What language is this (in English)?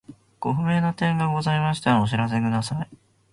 Japanese